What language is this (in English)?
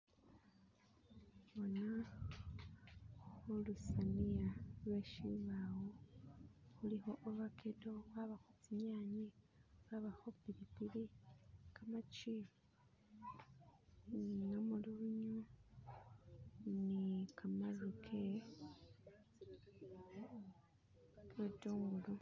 Masaaba